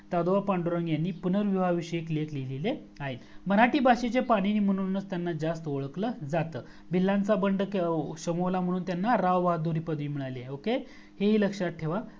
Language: Marathi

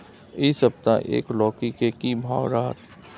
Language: Maithili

